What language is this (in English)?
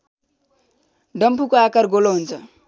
Nepali